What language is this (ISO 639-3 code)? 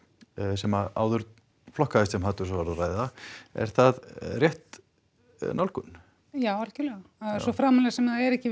isl